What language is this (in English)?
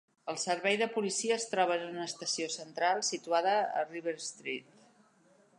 Catalan